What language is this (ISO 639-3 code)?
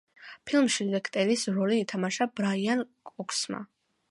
kat